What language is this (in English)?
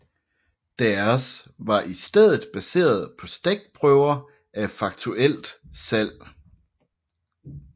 Danish